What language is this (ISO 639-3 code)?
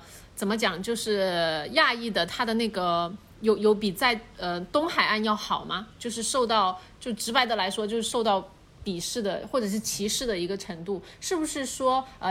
zho